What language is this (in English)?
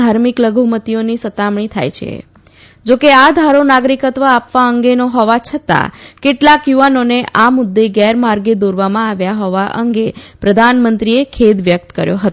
Gujarati